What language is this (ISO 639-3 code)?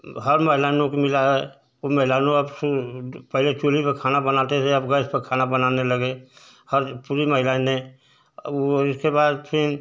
hin